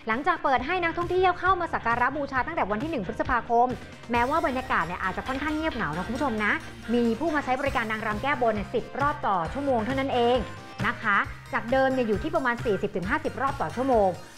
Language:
Thai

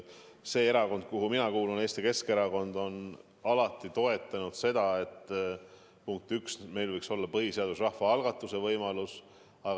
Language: Estonian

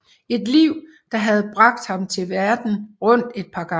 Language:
Danish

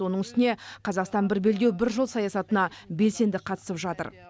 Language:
Kazakh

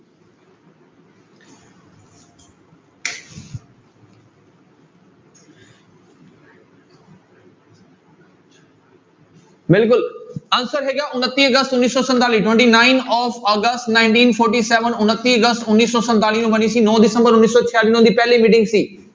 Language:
Punjabi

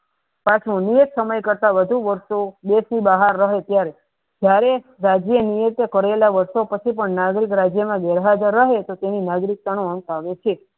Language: Gujarati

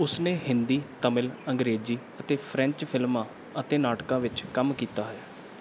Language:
Punjabi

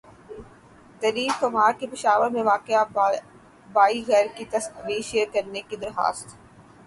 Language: Urdu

